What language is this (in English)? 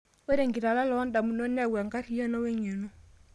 Masai